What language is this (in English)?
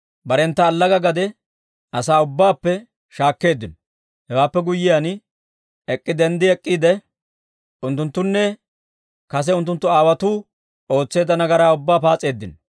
Dawro